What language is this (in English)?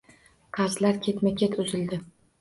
Uzbek